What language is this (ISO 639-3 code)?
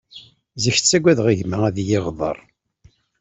kab